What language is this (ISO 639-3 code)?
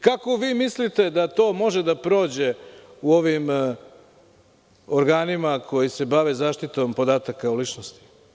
srp